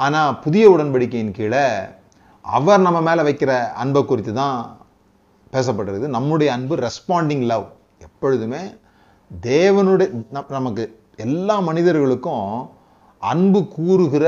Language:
Tamil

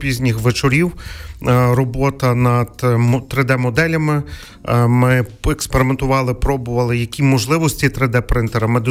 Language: Ukrainian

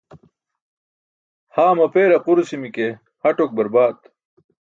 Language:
Burushaski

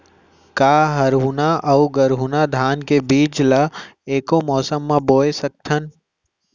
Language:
Chhattisgarhi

